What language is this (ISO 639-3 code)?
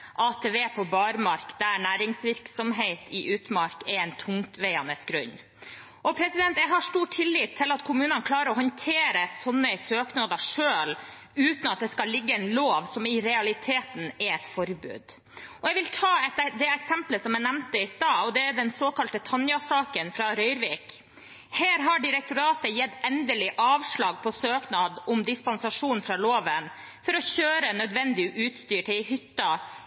nob